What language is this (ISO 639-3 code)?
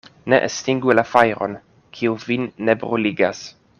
epo